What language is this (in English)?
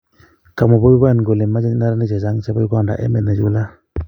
Kalenjin